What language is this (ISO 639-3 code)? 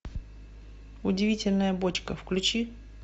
rus